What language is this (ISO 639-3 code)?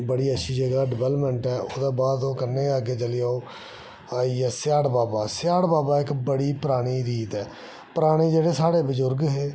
doi